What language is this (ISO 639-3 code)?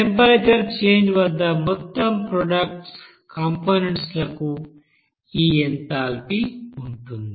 tel